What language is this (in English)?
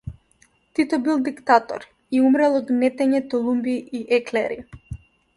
Macedonian